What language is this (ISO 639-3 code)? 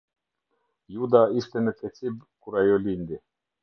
sqi